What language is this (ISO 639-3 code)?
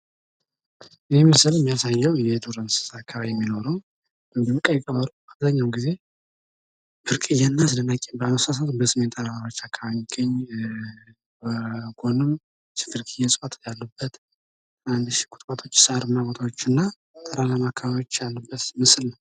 amh